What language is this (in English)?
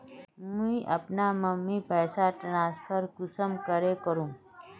Magahi